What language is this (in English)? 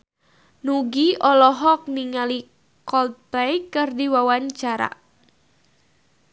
Sundanese